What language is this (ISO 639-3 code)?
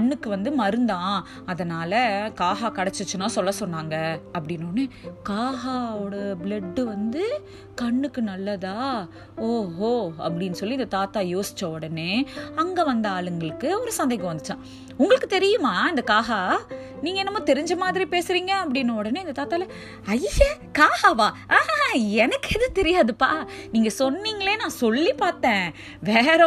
tam